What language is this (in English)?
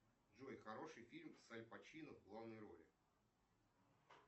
Russian